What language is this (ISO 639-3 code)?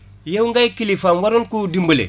wol